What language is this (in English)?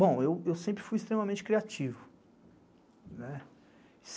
Portuguese